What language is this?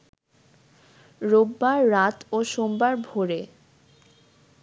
Bangla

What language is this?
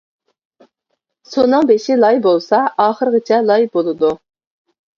Uyghur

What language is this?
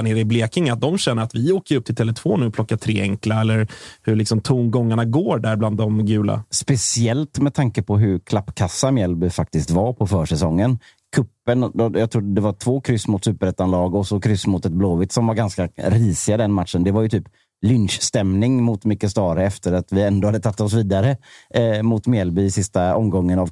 Swedish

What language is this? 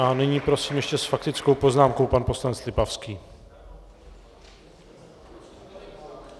Czech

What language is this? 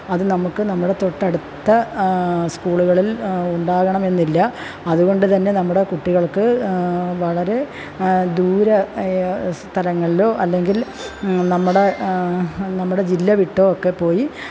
Malayalam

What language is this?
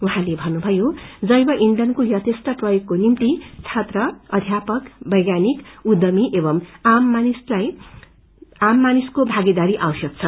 Nepali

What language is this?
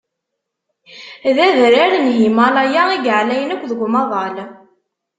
Kabyle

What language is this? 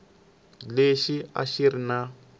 Tsonga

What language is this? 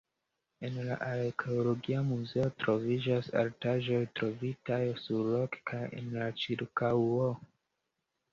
Esperanto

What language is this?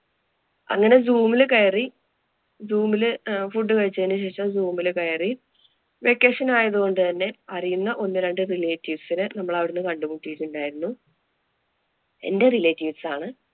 Malayalam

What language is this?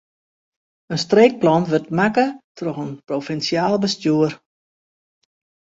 Western Frisian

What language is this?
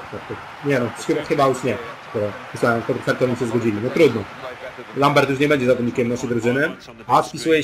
Polish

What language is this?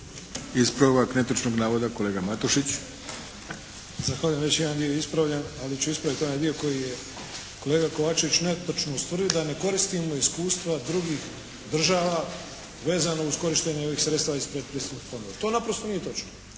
Croatian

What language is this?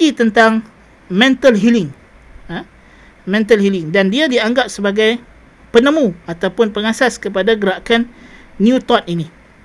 Malay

